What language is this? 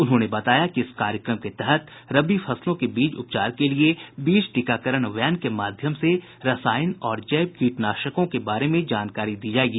Hindi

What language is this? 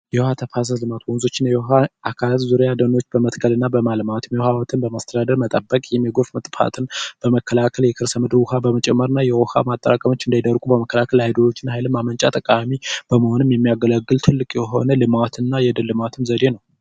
Amharic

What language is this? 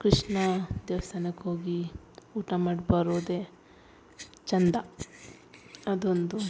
Kannada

